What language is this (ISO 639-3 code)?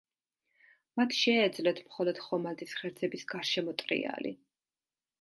kat